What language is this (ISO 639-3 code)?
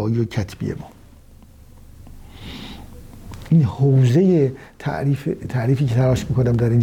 fas